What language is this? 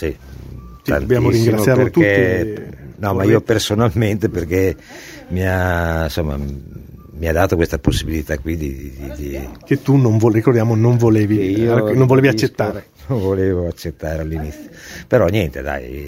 Italian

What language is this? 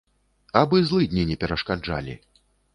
Belarusian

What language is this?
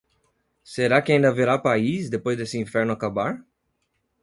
Portuguese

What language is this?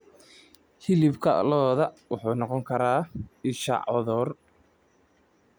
Somali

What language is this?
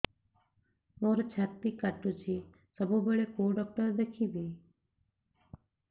Odia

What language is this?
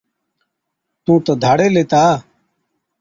Od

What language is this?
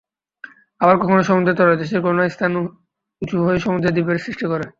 Bangla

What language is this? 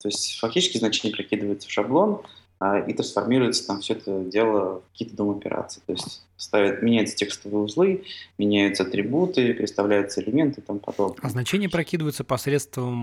Russian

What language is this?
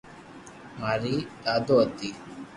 Loarki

